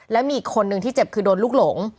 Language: Thai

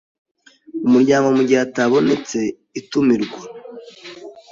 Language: Kinyarwanda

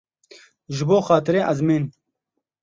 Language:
Kurdish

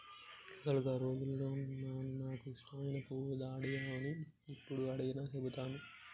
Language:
Telugu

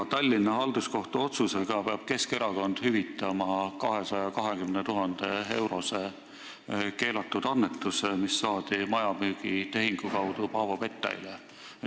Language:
Estonian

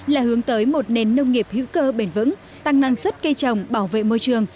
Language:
Vietnamese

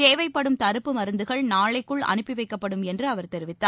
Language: Tamil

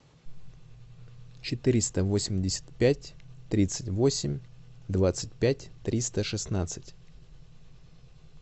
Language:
Russian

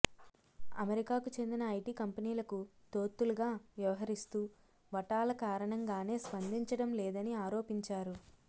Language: Telugu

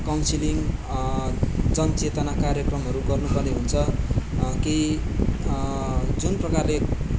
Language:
Nepali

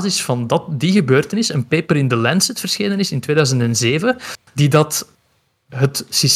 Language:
Dutch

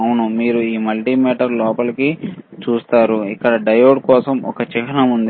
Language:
Telugu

